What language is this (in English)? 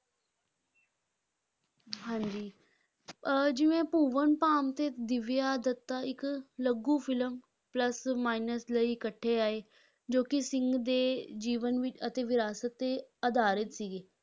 Punjabi